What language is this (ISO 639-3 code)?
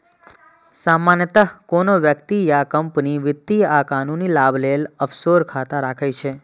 mai